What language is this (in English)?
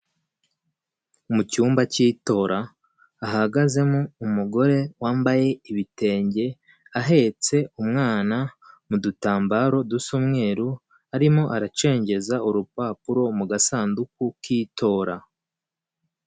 Kinyarwanda